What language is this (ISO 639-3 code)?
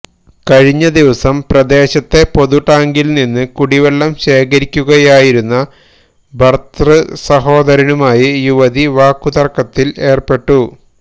mal